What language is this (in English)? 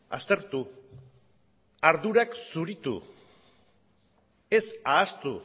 Basque